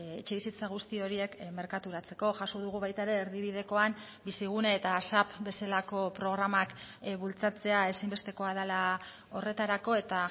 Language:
Basque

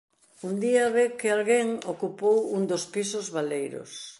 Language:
Galician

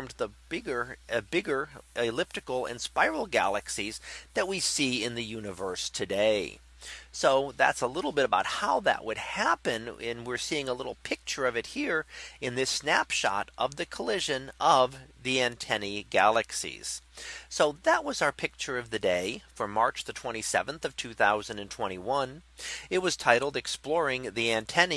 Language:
English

